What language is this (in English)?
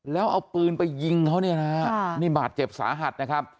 Thai